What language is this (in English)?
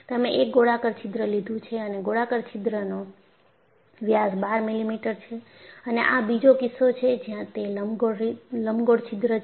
Gujarati